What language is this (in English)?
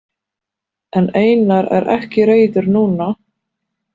Icelandic